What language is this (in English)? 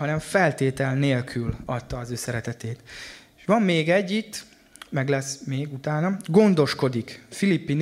Hungarian